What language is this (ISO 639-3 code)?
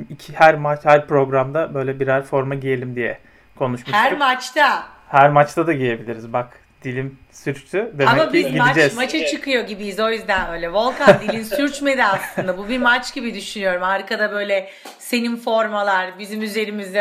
tur